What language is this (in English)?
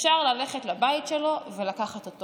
Hebrew